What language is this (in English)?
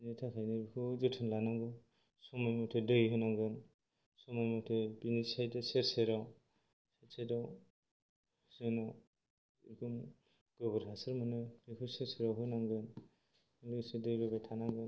Bodo